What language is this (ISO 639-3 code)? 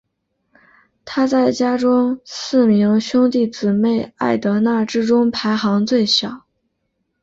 zho